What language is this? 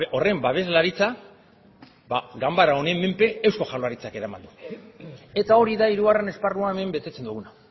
Basque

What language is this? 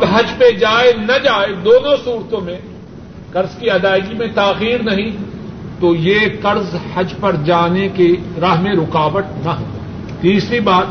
Urdu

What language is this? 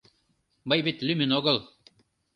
Mari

